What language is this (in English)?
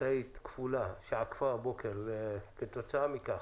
Hebrew